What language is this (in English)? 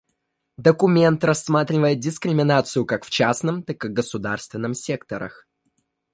Russian